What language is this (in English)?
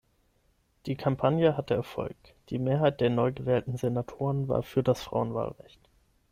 German